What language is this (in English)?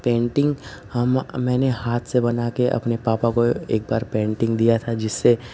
Hindi